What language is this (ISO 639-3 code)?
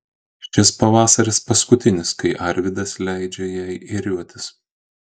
lit